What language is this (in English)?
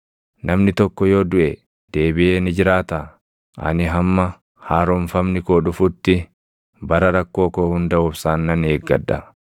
Oromo